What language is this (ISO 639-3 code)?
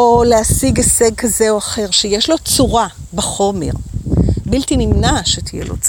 heb